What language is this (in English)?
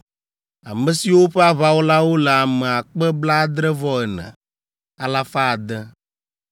Ewe